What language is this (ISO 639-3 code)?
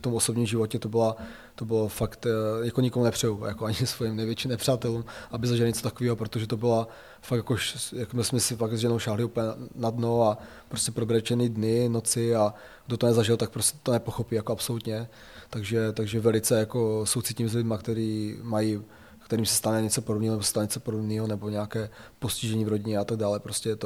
ces